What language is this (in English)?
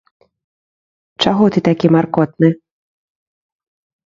Belarusian